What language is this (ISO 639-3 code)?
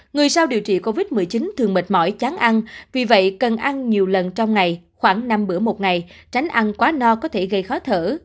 vie